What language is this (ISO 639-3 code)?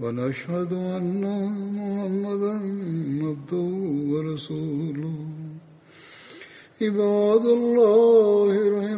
bul